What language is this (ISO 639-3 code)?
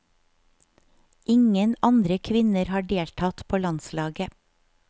nor